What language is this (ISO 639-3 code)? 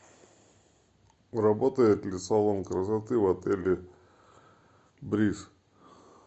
rus